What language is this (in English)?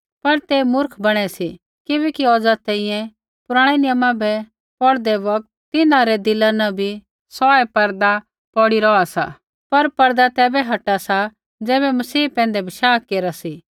Kullu Pahari